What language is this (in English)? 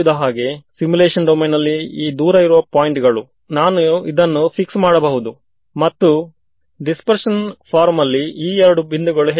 Kannada